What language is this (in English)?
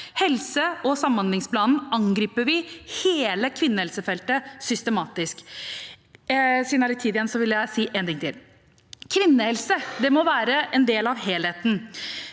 Norwegian